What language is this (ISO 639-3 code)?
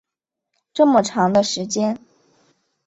zho